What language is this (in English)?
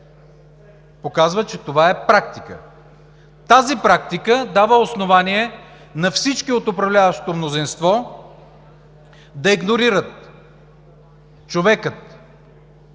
Bulgarian